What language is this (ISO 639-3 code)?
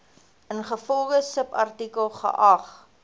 afr